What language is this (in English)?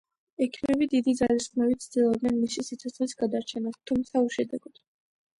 Georgian